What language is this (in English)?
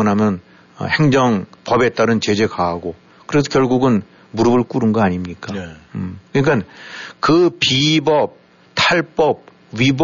Korean